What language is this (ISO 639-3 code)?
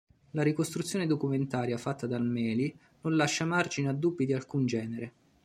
ita